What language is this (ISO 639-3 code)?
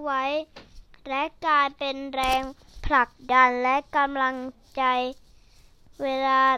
tha